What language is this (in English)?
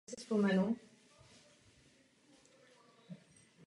Czech